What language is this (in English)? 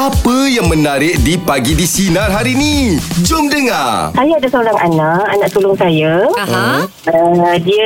Malay